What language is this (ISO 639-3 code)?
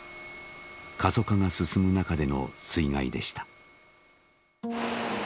jpn